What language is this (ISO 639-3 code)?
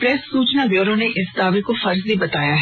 hin